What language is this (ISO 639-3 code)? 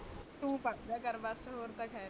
pan